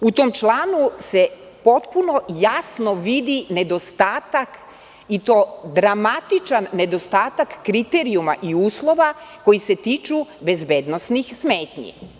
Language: Serbian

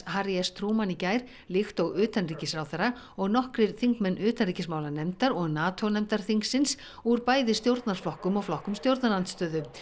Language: Icelandic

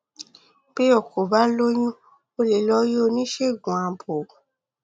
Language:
Yoruba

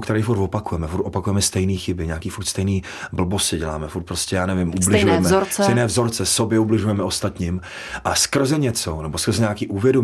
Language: Czech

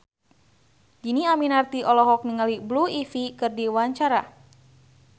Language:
Sundanese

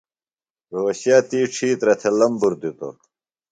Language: Phalura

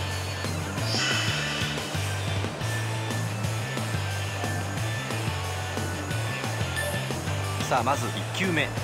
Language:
Japanese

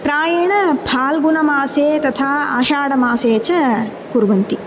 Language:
Sanskrit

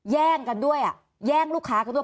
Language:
Thai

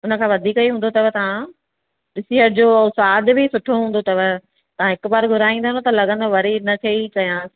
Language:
Sindhi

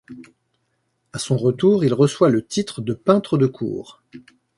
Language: French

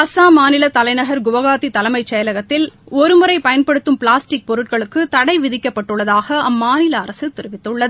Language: Tamil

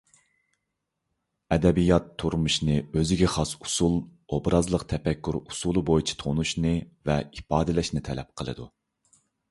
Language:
Uyghur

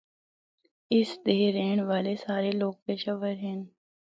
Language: Northern Hindko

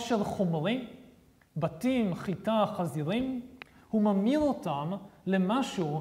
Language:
Hebrew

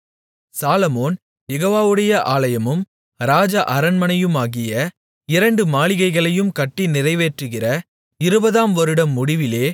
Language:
Tamil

